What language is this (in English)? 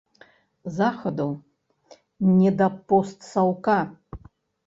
Belarusian